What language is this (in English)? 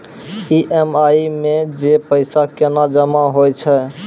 Maithili